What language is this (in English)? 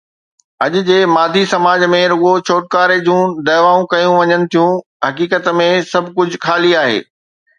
Sindhi